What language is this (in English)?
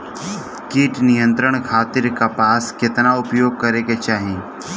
Bhojpuri